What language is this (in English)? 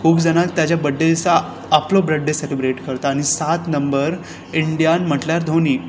Konkani